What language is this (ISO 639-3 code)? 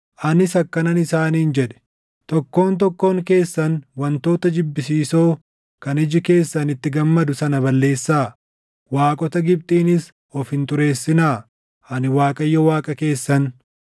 orm